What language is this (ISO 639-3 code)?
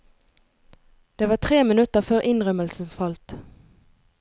nor